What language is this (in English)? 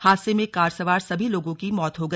Hindi